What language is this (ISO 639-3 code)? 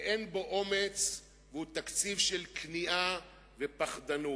heb